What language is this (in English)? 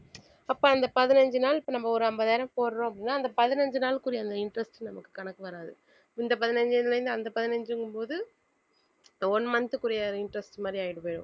Tamil